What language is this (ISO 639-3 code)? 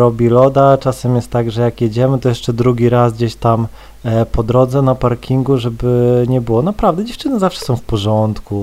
pol